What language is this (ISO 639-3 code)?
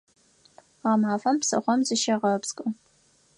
ady